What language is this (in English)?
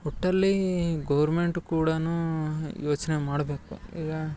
Kannada